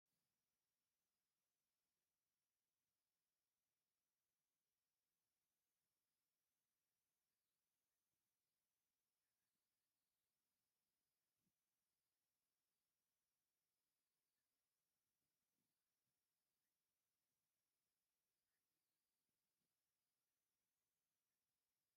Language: Tigrinya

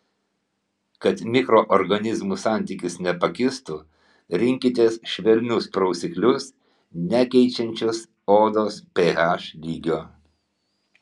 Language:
Lithuanian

